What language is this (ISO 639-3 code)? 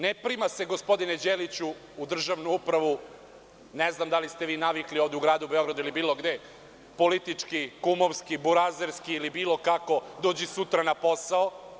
srp